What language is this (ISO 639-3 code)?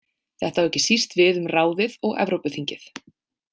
isl